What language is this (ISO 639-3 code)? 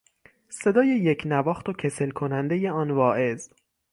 fas